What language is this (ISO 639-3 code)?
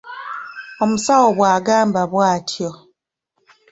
lug